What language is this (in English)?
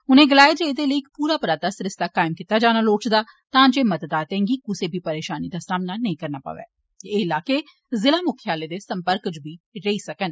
Dogri